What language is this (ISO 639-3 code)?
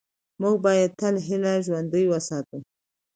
pus